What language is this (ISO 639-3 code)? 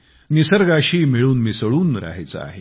mar